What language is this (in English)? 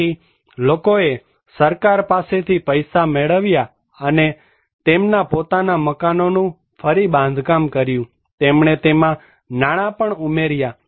Gujarati